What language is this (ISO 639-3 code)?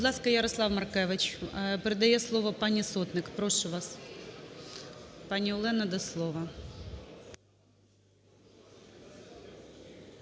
ukr